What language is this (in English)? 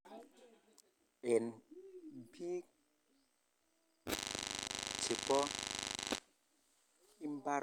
Kalenjin